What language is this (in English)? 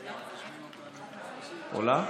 Hebrew